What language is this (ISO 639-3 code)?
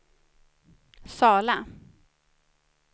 swe